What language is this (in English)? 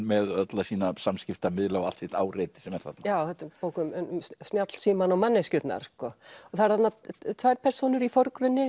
Icelandic